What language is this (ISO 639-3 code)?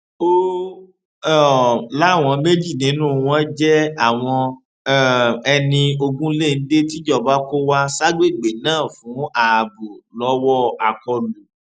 yor